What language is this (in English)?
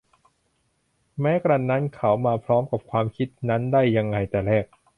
Thai